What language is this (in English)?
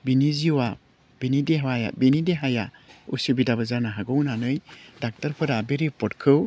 Bodo